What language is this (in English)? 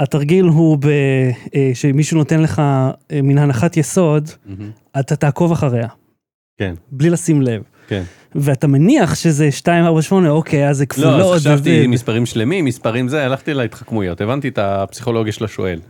Hebrew